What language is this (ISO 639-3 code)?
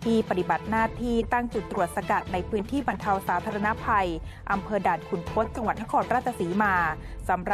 tha